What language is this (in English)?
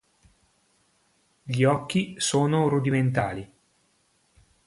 Italian